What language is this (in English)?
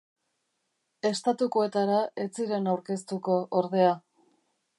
Basque